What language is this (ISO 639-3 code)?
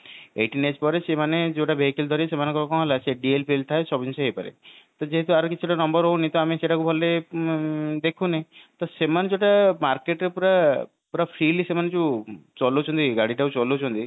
ori